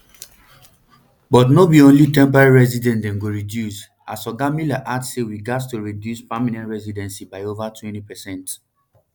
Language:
Nigerian Pidgin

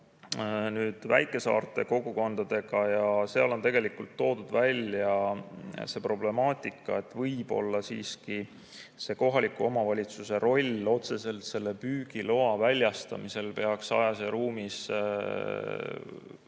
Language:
Estonian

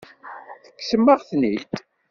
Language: Kabyle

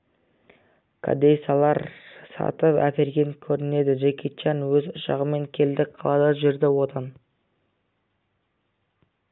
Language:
Kazakh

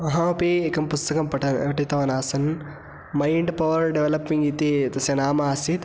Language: Sanskrit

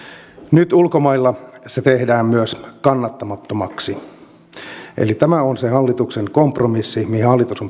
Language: Finnish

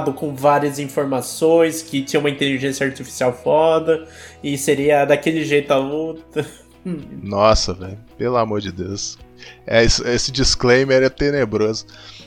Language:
Portuguese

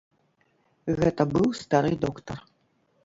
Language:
Belarusian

